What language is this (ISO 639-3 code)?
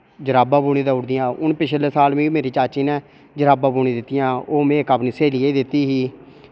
doi